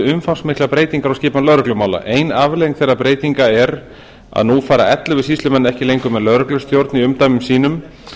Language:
Icelandic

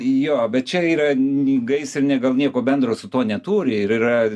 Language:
Lithuanian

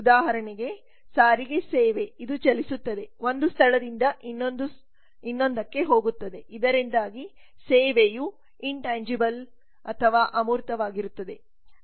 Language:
Kannada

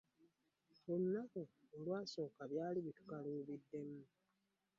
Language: Ganda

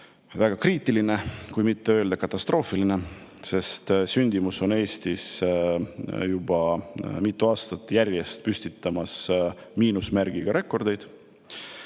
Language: Estonian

